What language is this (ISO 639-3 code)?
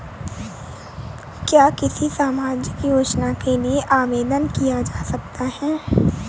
hin